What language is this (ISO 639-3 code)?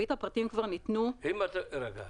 heb